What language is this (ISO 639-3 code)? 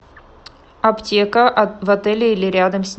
rus